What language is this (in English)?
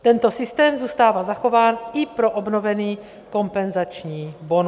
Czech